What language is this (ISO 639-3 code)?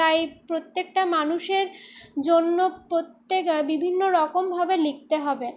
ben